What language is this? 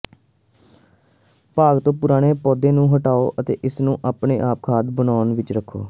Punjabi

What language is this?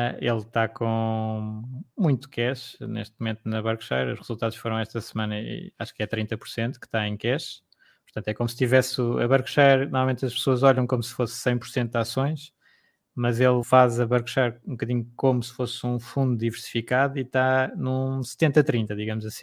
Portuguese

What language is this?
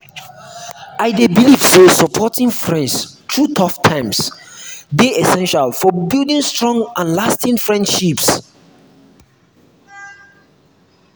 Nigerian Pidgin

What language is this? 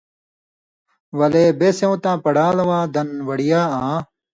Indus Kohistani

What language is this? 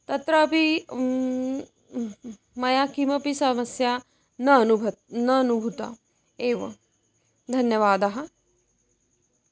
Sanskrit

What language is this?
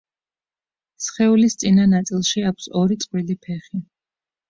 Georgian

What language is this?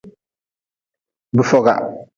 Nawdm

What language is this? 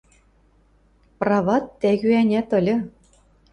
Western Mari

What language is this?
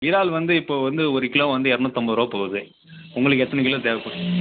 Tamil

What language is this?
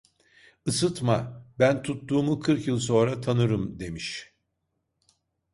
Turkish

